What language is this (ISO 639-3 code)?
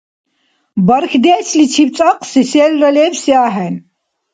dar